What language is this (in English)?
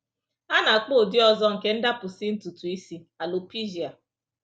Igbo